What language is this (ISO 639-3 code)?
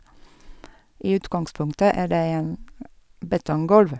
nor